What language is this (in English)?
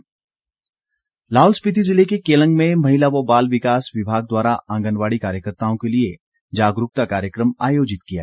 Hindi